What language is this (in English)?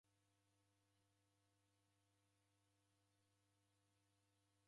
Taita